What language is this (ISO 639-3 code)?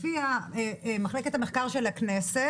heb